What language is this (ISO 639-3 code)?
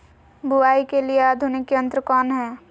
mag